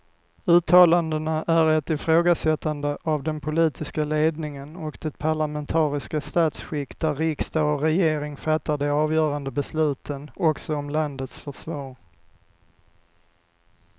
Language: Swedish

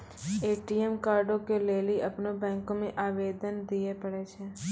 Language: Maithili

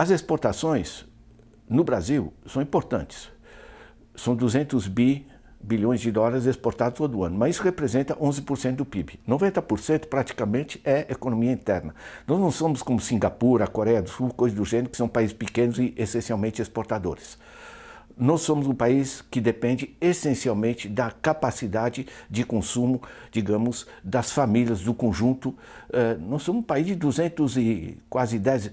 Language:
Portuguese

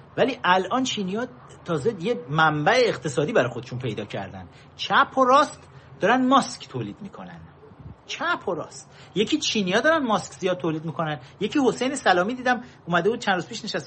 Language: Persian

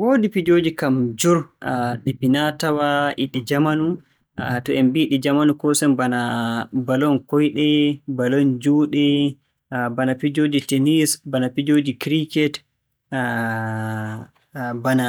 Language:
Borgu Fulfulde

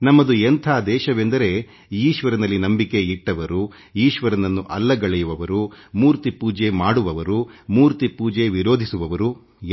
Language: Kannada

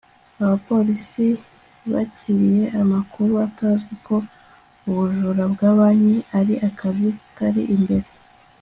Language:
Kinyarwanda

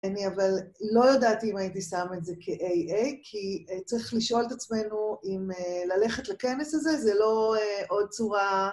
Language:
Hebrew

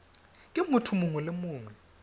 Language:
Tswana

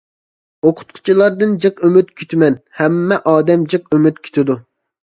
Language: Uyghur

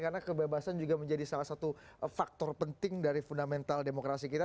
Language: Indonesian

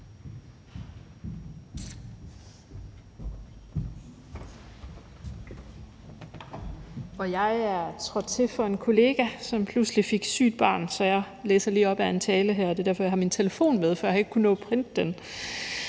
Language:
Danish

